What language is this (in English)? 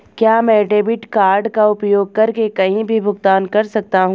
Hindi